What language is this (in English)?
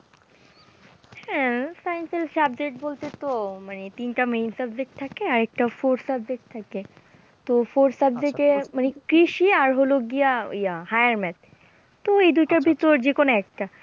Bangla